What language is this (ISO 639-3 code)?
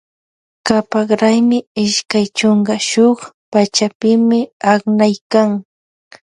qvj